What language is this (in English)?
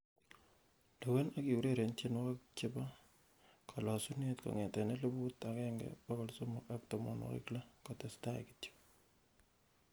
Kalenjin